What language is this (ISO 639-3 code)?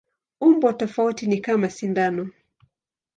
swa